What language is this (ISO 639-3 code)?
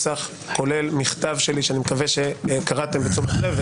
heb